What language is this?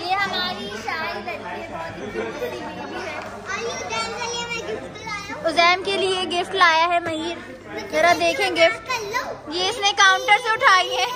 Hindi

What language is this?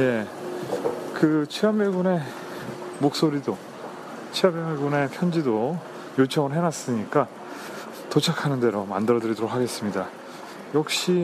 Korean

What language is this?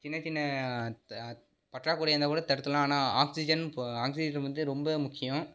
Tamil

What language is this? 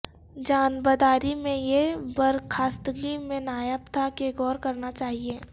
Urdu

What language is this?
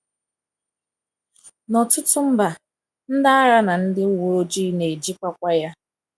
Igbo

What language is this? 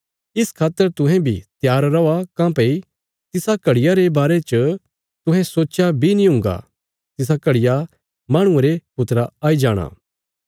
Bilaspuri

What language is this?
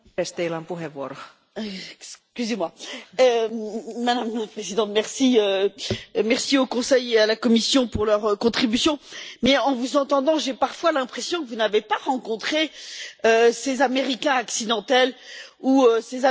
French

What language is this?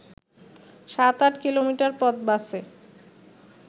Bangla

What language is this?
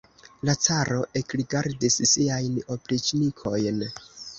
Esperanto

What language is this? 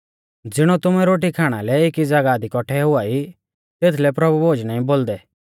Mahasu Pahari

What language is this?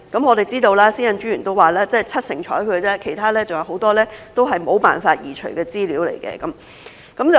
Cantonese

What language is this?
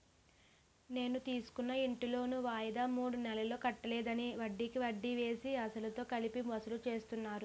Telugu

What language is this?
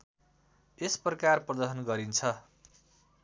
Nepali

